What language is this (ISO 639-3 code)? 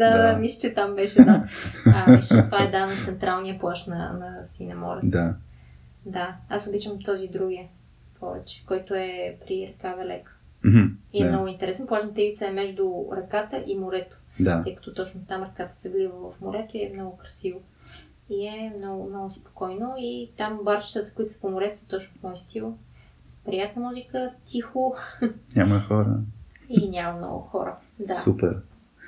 bul